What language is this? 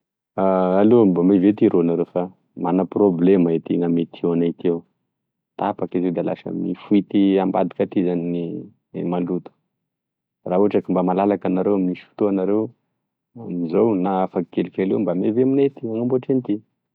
Tesaka Malagasy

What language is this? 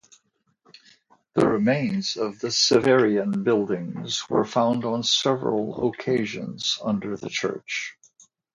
English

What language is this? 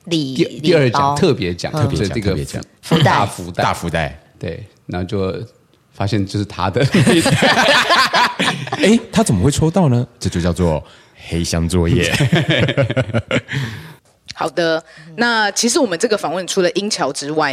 Chinese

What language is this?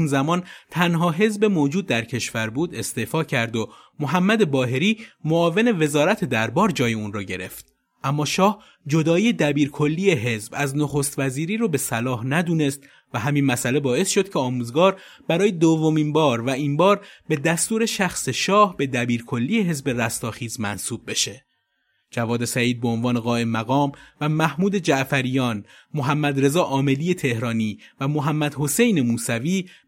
Persian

